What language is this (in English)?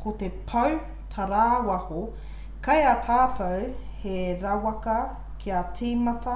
Māori